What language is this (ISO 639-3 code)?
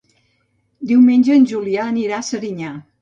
cat